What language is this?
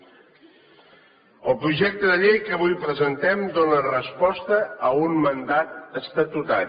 Catalan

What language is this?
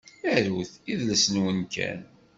Kabyle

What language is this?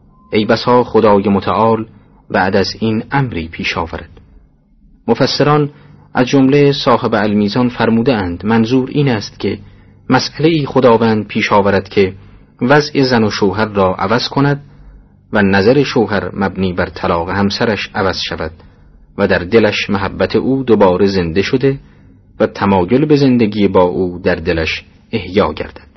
Persian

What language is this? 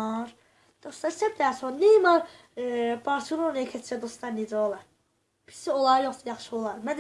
Turkish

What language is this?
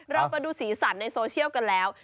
Thai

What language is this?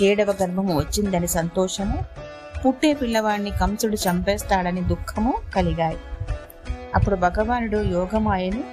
Telugu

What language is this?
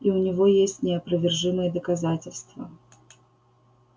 Russian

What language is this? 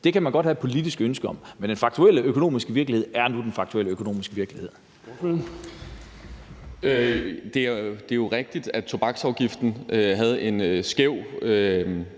Danish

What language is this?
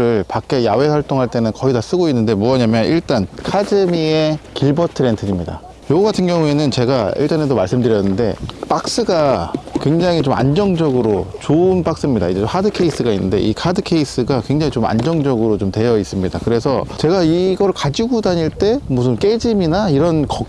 Korean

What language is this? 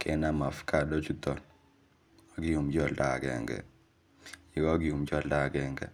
Kalenjin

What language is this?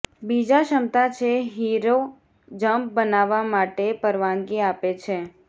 Gujarati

